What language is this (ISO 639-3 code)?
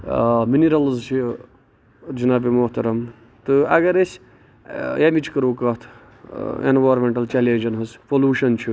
kas